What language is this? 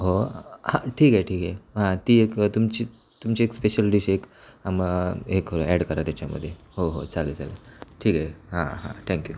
Marathi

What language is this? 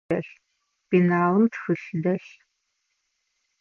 Adyghe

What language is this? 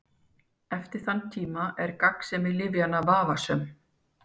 Icelandic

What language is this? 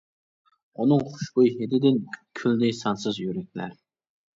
Uyghur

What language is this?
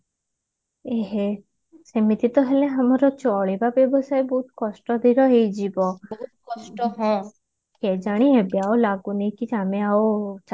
Odia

